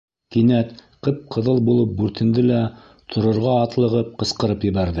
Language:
Bashkir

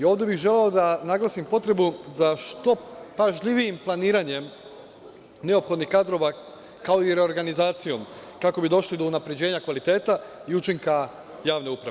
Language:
Serbian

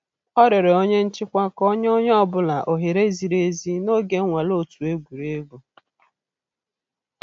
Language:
Igbo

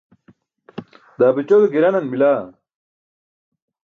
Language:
Burushaski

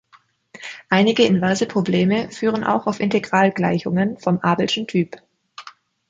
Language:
German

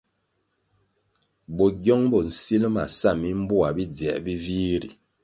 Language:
Kwasio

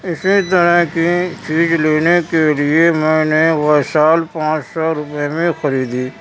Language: Urdu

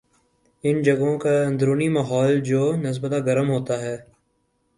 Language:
Urdu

